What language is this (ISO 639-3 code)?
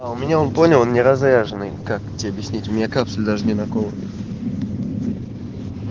rus